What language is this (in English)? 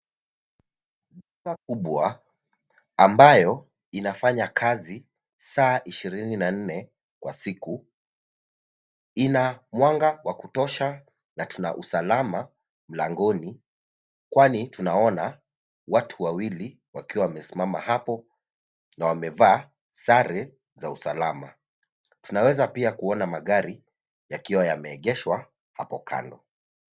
Swahili